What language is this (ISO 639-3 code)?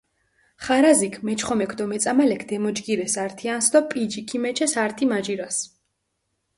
xmf